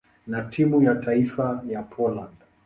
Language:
Swahili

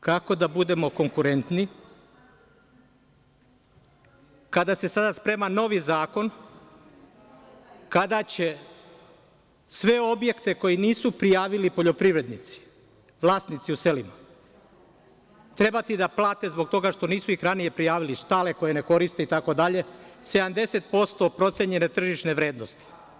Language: Serbian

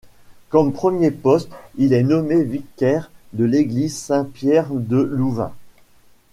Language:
French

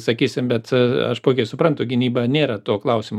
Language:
Lithuanian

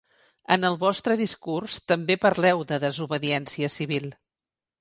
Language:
Catalan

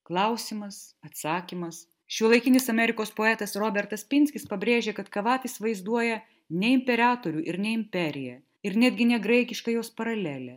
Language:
Lithuanian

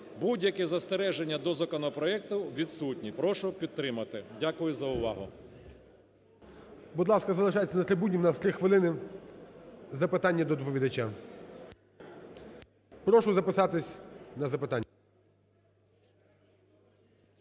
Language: Ukrainian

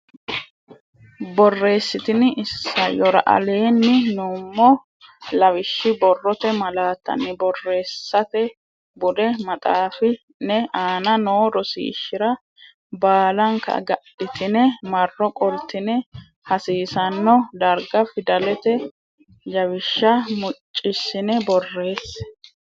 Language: Sidamo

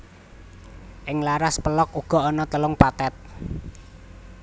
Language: Javanese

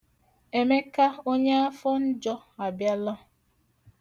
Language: Igbo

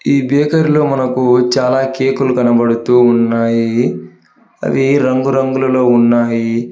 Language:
Telugu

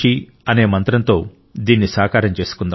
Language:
Telugu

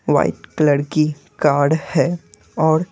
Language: Hindi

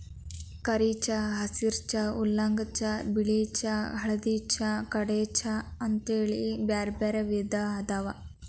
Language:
Kannada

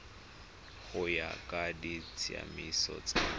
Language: Tswana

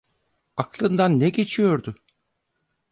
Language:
Turkish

